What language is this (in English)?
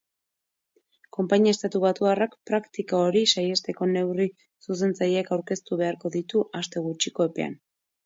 Basque